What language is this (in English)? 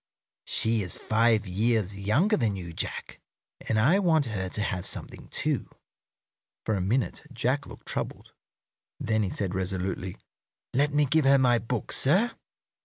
English